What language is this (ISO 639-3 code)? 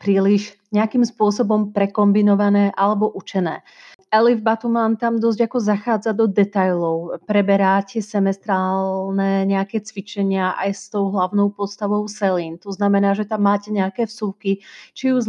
slk